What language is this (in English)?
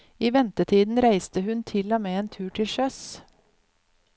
Norwegian